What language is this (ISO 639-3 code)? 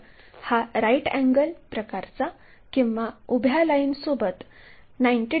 mar